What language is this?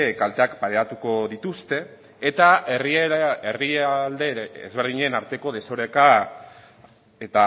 Basque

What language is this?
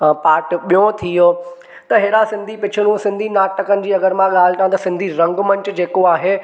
Sindhi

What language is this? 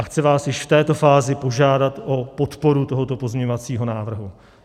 Czech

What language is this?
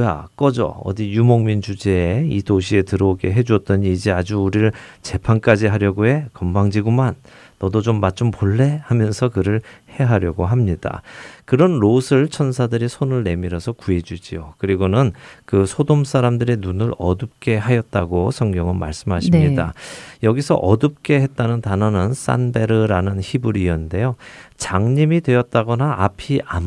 Korean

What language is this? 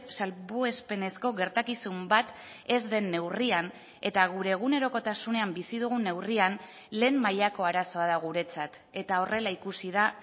Basque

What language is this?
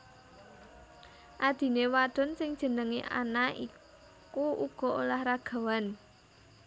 Javanese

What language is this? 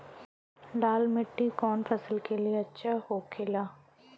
Bhojpuri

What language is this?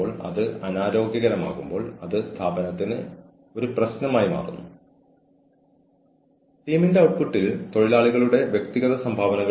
Malayalam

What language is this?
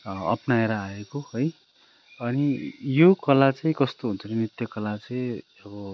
Nepali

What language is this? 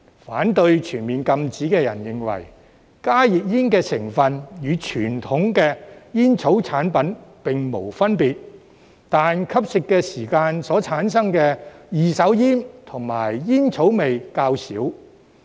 Cantonese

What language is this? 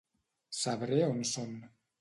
Catalan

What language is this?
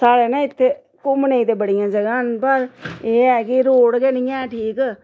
Dogri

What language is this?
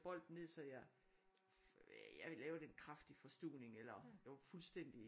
Danish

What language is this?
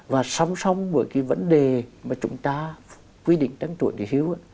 Vietnamese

